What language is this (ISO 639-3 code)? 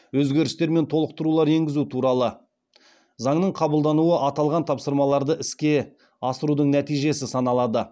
kaz